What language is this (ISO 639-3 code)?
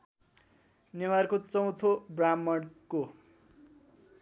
nep